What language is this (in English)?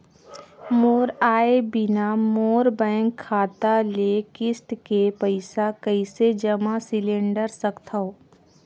Chhattisgarhi